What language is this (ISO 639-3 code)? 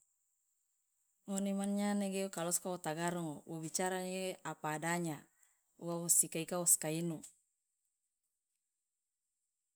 loa